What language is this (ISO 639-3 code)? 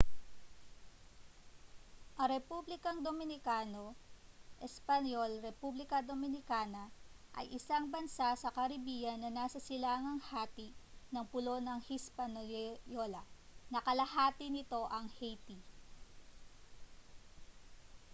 fil